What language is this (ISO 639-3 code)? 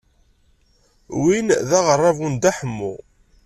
kab